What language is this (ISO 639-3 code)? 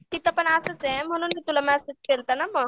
mar